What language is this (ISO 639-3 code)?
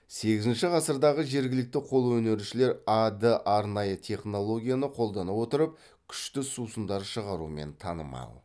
kaz